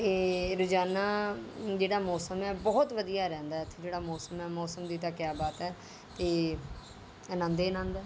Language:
Punjabi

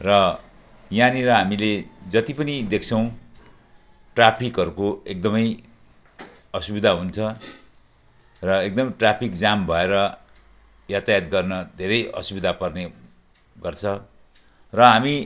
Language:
Nepali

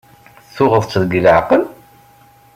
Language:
Kabyle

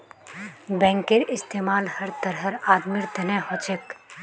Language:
Magahi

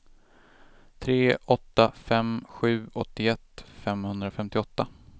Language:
Swedish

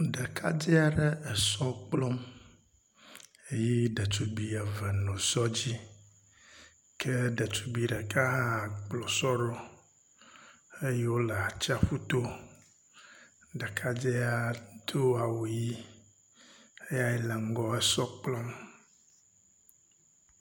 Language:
Ewe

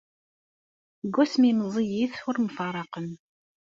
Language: Kabyle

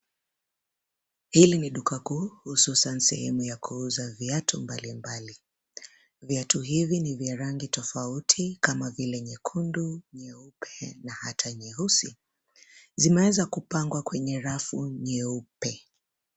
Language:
Swahili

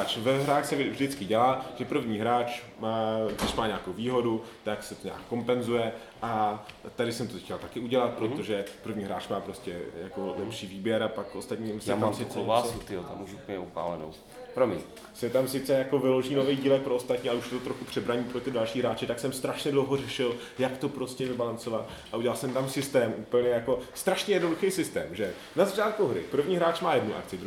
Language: Czech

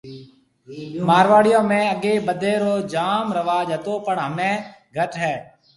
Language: Marwari (Pakistan)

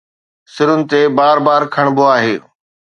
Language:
Sindhi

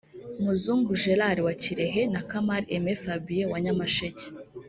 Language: Kinyarwanda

